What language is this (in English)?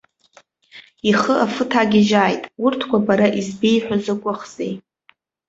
Abkhazian